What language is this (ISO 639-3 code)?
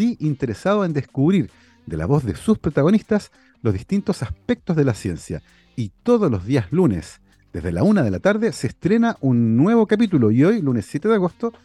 spa